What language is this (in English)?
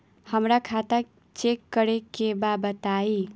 Bhojpuri